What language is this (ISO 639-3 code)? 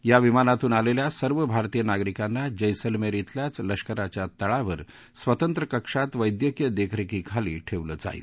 mar